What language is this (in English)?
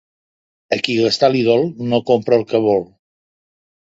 Catalan